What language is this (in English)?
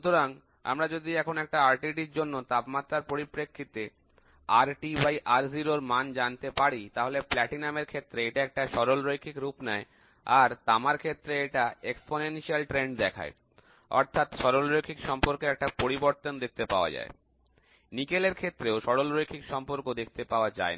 Bangla